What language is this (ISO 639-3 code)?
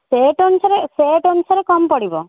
ori